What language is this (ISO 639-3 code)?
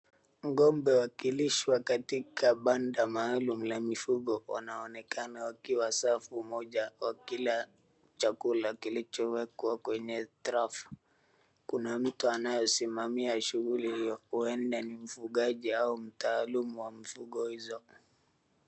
swa